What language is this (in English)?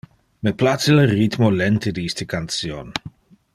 Interlingua